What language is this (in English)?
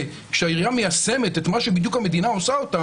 Hebrew